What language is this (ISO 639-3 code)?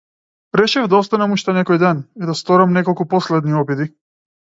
mkd